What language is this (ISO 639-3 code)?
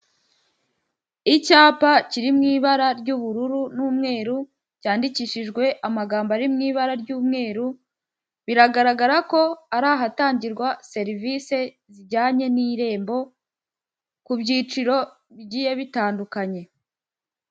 kin